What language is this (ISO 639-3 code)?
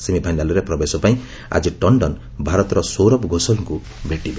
ori